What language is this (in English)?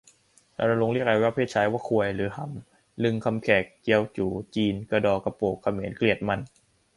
Thai